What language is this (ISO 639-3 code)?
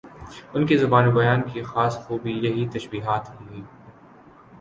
urd